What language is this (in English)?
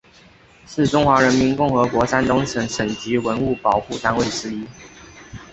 Chinese